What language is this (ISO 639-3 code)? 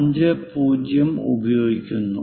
mal